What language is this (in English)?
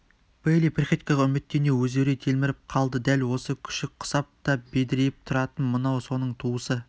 Kazakh